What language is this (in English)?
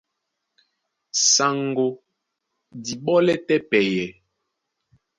Duala